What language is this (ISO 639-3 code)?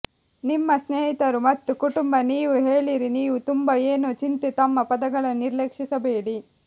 kan